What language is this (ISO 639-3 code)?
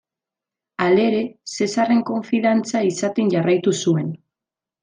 eus